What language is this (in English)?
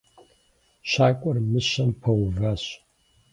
Kabardian